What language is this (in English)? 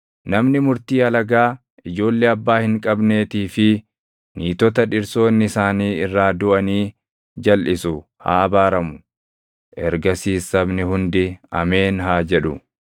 Oromo